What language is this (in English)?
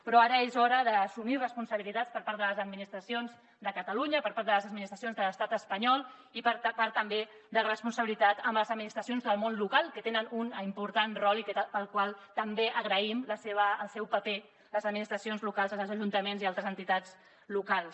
Catalan